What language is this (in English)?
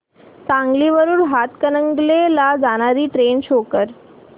Marathi